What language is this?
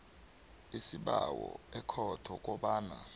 South Ndebele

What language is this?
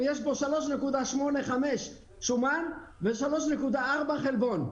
Hebrew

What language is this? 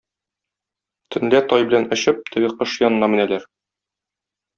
Tatar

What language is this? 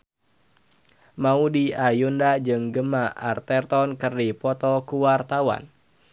Sundanese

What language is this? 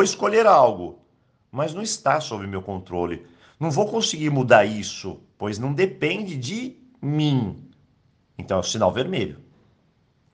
Portuguese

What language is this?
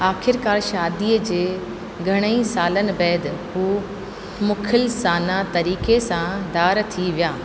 Sindhi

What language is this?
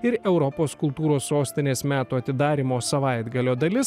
Lithuanian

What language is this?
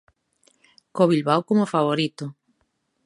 Galician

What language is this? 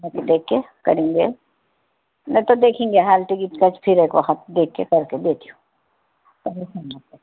Urdu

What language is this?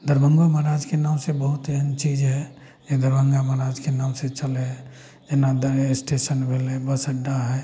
Maithili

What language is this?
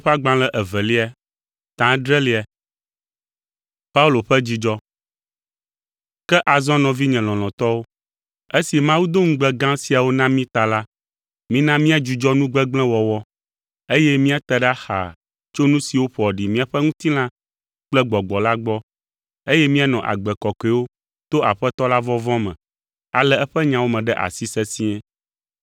Ewe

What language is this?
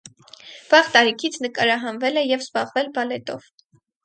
Armenian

